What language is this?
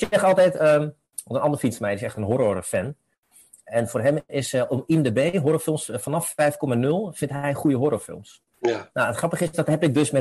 Dutch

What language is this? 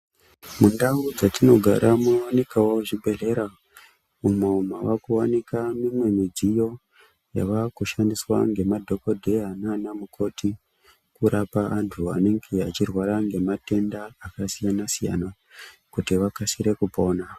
Ndau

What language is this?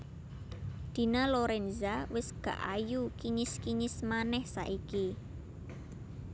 Javanese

